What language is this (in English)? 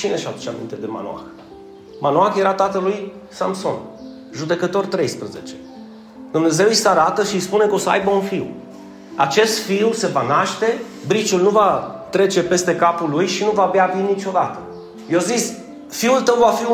Romanian